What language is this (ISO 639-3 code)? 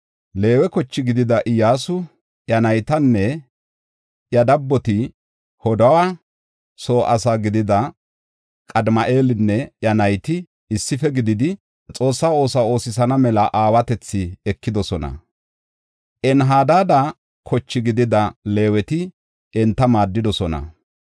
gof